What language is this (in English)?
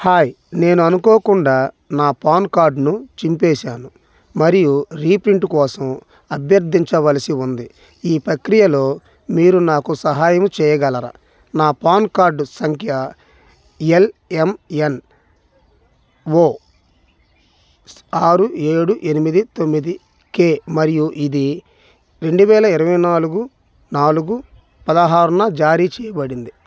Telugu